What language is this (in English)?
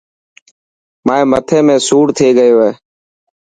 Dhatki